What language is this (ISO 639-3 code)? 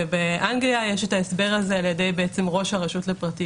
heb